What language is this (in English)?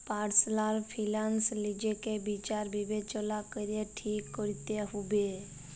Bangla